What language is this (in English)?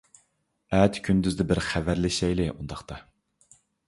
Uyghur